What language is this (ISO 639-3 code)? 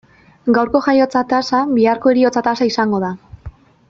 eus